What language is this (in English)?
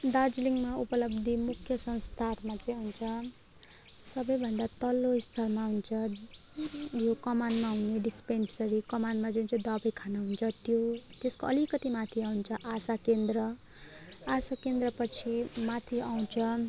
Nepali